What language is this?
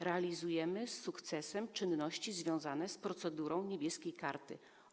Polish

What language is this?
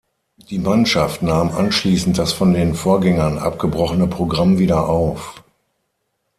German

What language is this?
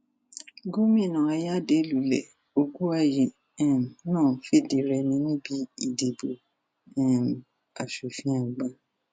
Yoruba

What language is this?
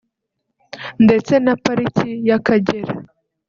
Kinyarwanda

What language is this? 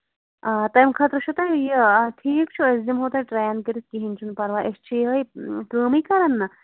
Kashmiri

